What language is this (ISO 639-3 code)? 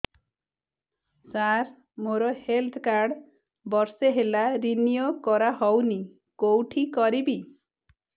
ori